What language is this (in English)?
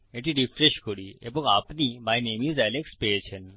Bangla